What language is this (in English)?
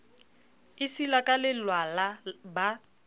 Southern Sotho